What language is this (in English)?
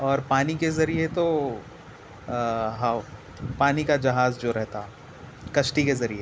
Urdu